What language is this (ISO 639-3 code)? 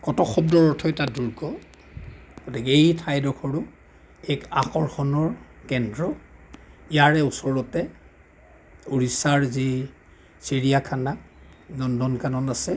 asm